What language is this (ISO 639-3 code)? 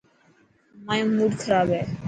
mki